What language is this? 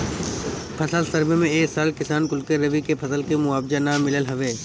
Bhojpuri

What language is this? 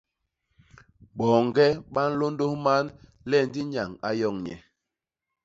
Basaa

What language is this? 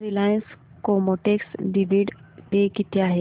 Marathi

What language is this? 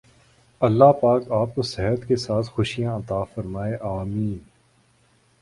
Urdu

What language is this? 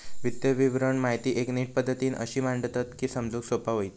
Marathi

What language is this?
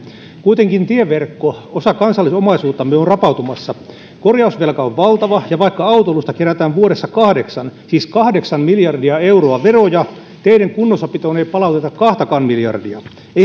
Finnish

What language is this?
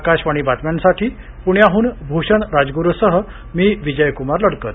Marathi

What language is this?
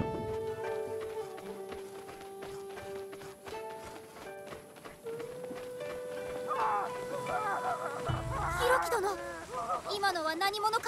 Japanese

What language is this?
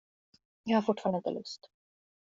Swedish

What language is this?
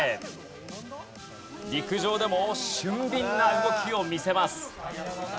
Japanese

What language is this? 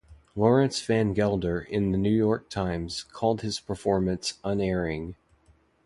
English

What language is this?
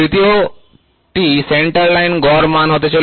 Bangla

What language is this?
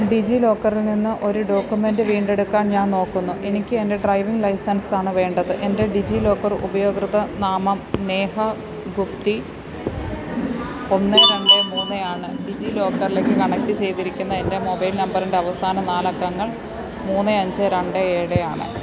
Malayalam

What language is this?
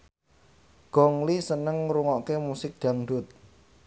Javanese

